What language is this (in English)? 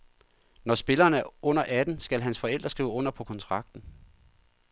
Danish